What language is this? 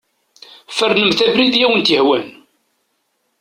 Kabyle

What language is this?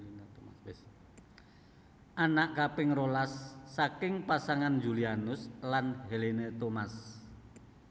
Javanese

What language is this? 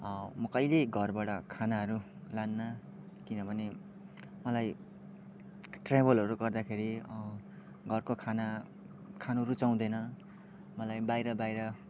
Nepali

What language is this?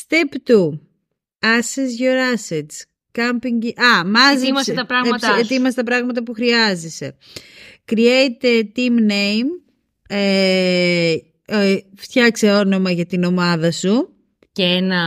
Greek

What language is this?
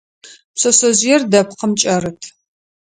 Adyghe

